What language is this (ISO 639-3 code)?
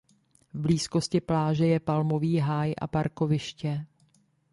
ces